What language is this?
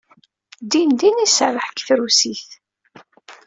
Kabyle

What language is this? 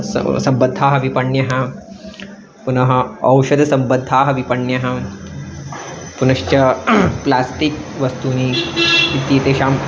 Sanskrit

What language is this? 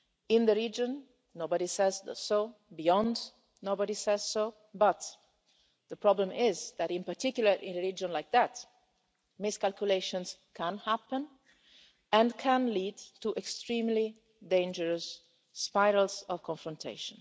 English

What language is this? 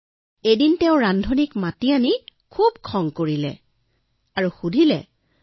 Assamese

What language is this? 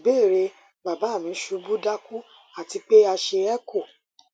Yoruba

